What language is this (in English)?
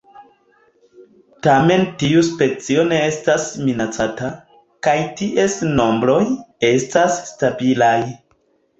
Esperanto